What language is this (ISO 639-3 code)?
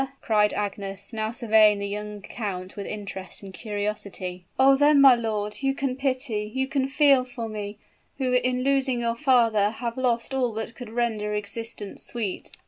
eng